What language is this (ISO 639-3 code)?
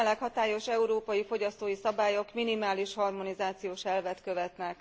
hun